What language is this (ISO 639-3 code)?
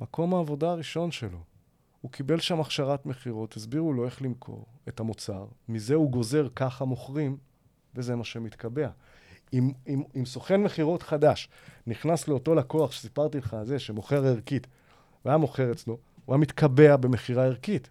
heb